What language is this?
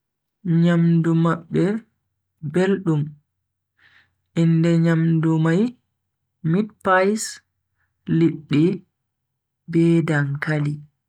Bagirmi Fulfulde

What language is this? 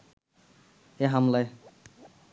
Bangla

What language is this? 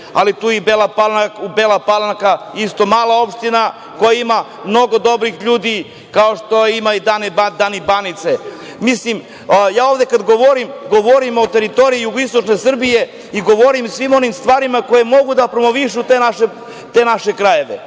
Serbian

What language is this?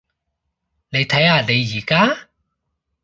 Cantonese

